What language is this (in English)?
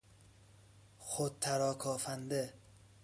Persian